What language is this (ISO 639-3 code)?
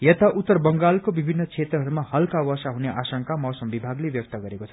nep